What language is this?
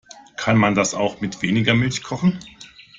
German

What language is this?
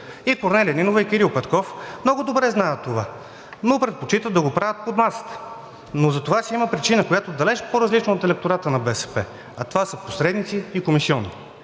Bulgarian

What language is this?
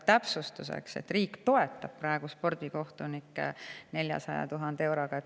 Estonian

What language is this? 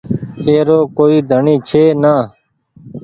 Goaria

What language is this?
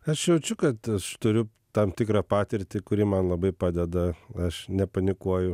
Lithuanian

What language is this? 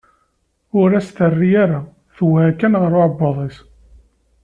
Kabyle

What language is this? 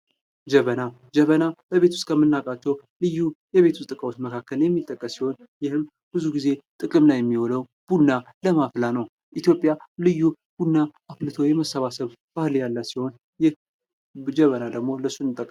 Amharic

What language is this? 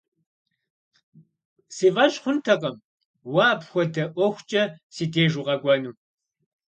Kabardian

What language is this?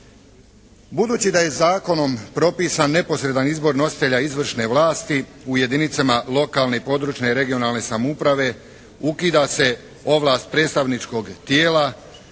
Croatian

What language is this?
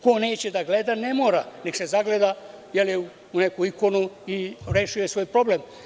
Serbian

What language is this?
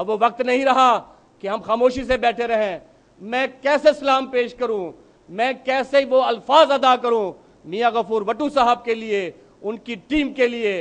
Hindi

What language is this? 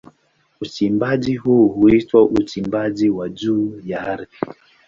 Swahili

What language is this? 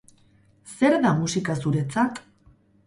Basque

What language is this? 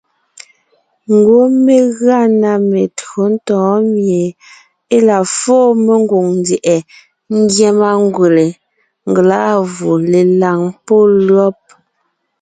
Ngiemboon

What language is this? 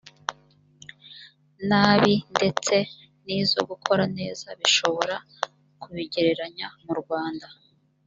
Kinyarwanda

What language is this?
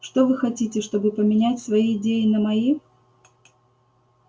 Russian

